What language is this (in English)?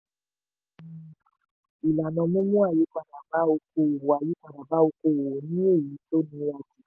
Yoruba